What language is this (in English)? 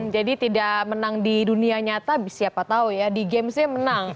Indonesian